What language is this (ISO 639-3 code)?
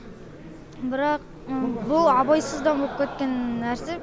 kaz